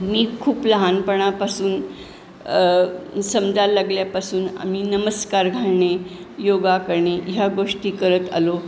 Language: Marathi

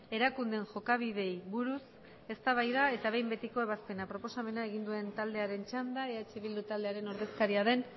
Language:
Basque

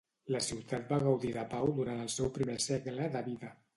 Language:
Catalan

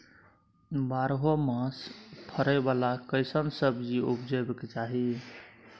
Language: Maithili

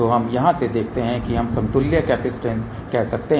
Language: Hindi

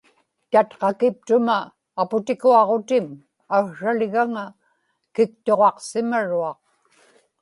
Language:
Inupiaq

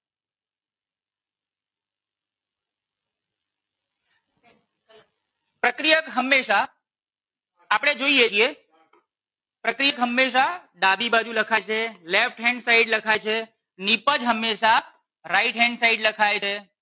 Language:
Gujarati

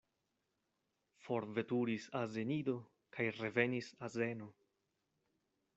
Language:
Esperanto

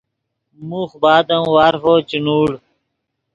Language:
Yidgha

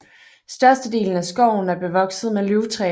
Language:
Danish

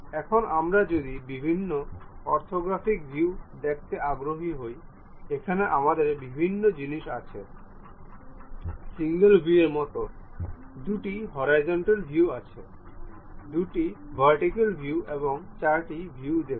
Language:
Bangla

